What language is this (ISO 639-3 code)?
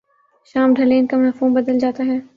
urd